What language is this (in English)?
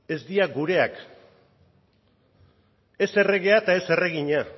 Basque